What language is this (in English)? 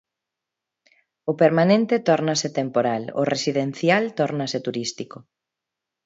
Galician